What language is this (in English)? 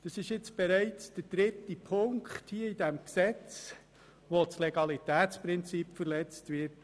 Swiss German